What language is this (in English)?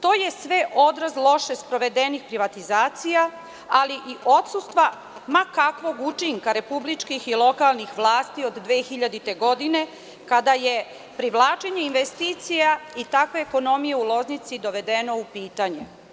Serbian